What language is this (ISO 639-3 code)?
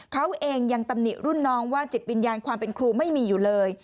tha